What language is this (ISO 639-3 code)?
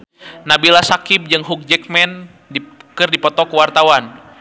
sun